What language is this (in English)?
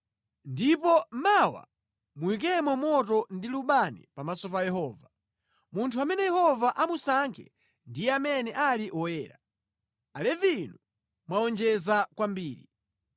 Nyanja